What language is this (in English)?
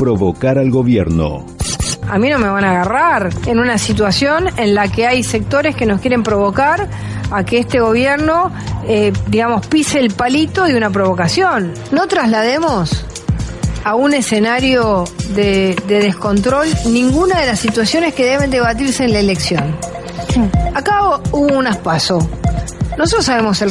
Spanish